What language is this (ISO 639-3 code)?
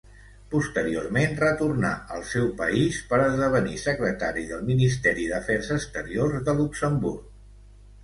cat